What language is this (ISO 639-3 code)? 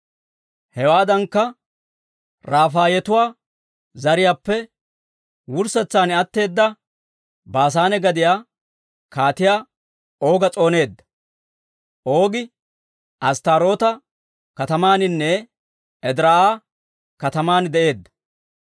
dwr